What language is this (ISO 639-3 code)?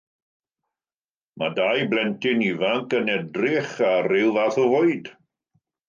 cym